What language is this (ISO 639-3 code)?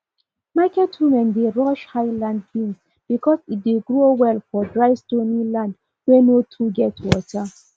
pcm